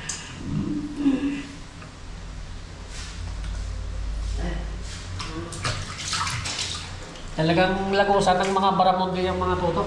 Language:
Filipino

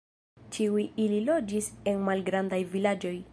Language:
Esperanto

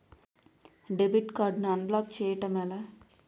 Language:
Telugu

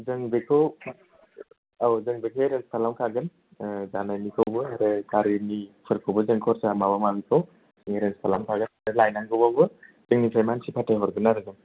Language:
Bodo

